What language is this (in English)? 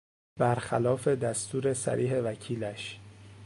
Persian